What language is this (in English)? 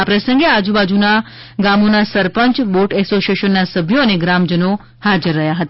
Gujarati